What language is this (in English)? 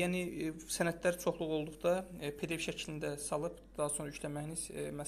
Turkish